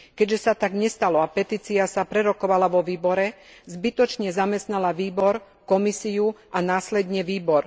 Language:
Slovak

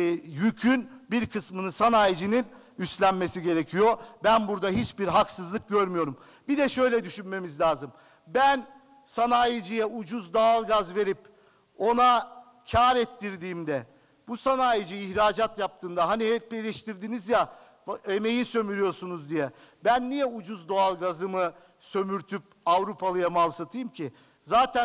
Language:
Turkish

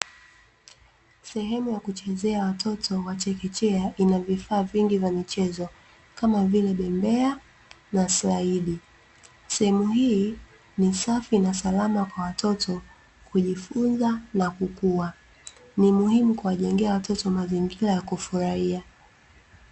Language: Swahili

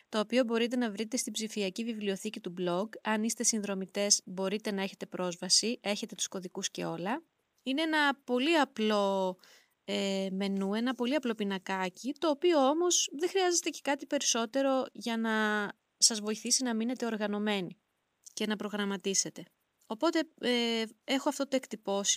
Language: Greek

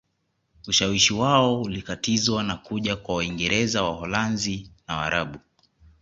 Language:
Swahili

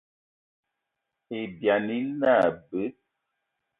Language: Eton (Cameroon)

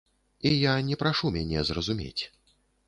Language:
Belarusian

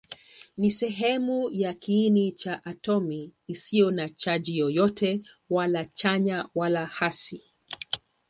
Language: Swahili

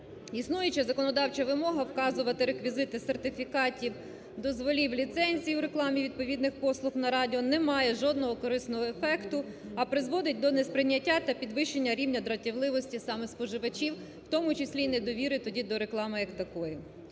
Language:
Ukrainian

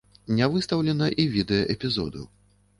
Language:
Belarusian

